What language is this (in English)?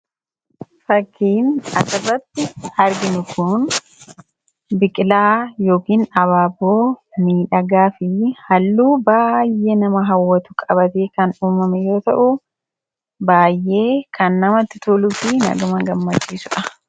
Oromo